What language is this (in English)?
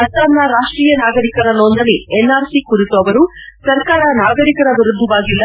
Kannada